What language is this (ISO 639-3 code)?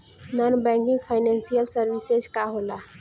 bho